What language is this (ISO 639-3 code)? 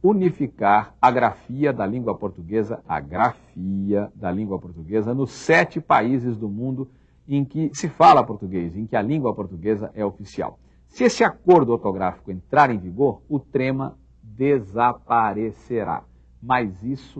por